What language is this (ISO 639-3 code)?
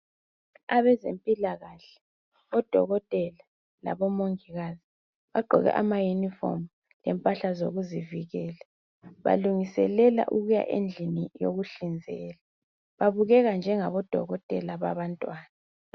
nde